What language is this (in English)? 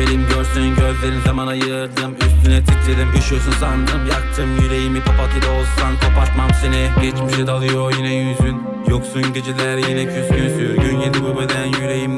Turkish